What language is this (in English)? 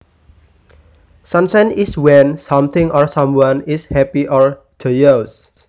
Javanese